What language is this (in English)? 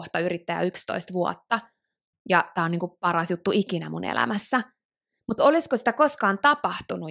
Finnish